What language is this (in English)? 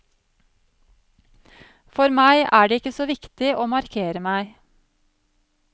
Norwegian